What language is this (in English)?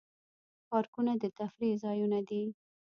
Pashto